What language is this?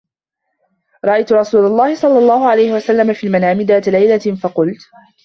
Arabic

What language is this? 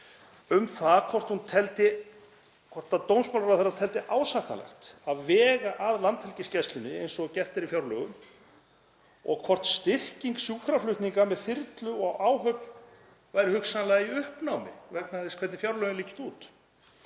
Icelandic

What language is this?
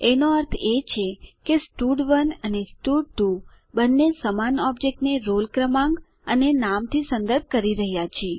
Gujarati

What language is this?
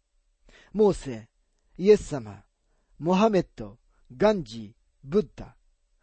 Japanese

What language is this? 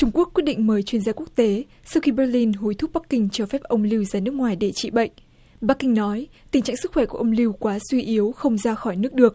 Vietnamese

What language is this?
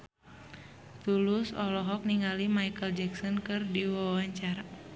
Sundanese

